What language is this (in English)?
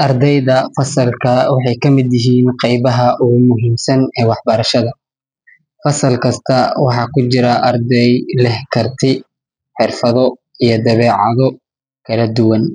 Somali